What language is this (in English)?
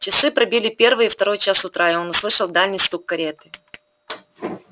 Russian